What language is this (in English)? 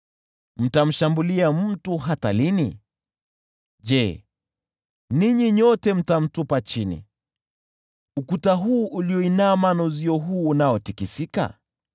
Swahili